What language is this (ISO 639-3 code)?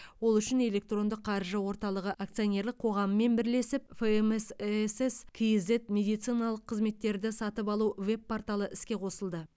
kaz